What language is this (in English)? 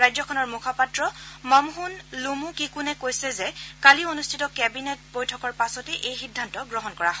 Assamese